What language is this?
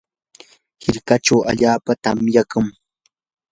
Yanahuanca Pasco Quechua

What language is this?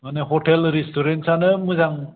Bodo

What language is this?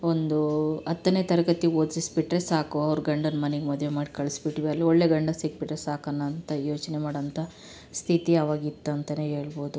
Kannada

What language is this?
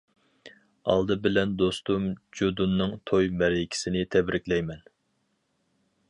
Uyghur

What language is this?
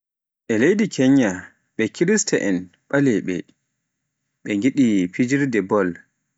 Pular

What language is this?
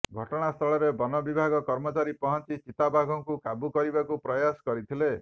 Odia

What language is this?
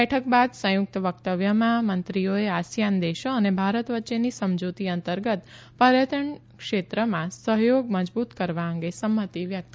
Gujarati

